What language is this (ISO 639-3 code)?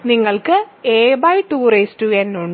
mal